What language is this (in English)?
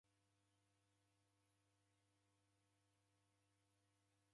Taita